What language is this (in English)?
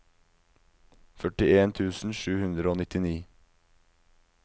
Norwegian